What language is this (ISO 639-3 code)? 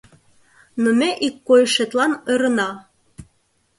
chm